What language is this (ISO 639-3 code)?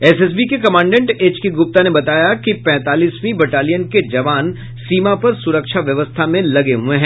hin